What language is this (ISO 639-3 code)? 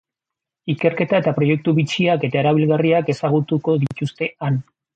eus